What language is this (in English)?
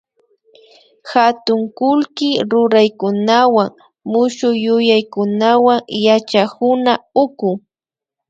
Imbabura Highland Quichua